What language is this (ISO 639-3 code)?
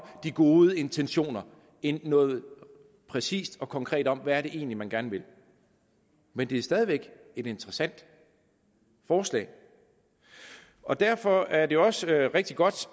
dan